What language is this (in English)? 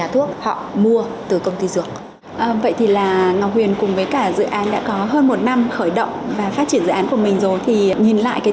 Vietnamese